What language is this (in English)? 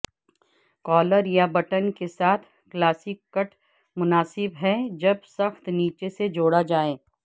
Urdu